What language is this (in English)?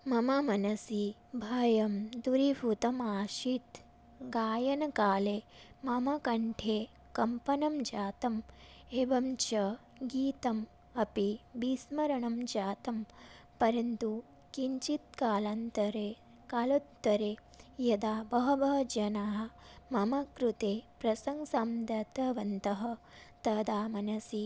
Sanskrit